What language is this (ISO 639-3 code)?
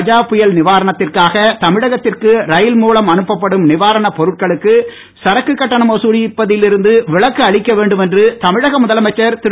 tam